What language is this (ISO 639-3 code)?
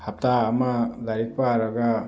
mni